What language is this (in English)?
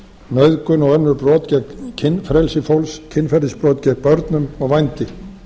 Icelandic